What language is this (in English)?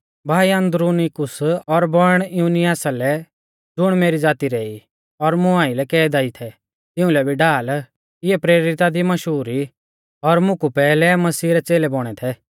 Mahasu Pahari